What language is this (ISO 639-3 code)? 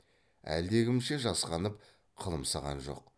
kaz